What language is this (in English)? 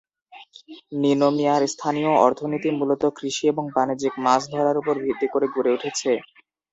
Bangla